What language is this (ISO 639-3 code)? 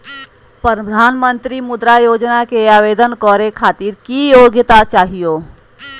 mag